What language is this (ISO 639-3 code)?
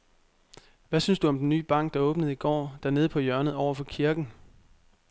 dan